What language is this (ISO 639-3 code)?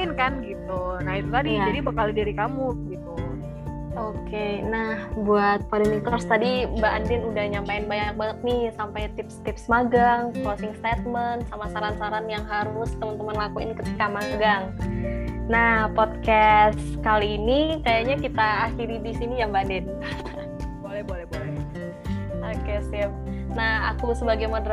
ind